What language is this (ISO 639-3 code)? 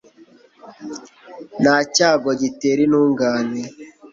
kin